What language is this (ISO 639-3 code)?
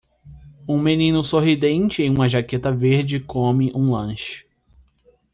por